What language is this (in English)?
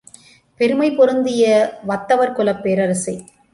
Tamil